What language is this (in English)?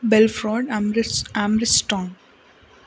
Kannada